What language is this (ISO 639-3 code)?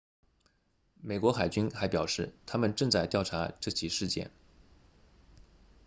zho